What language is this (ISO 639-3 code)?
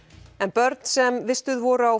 isl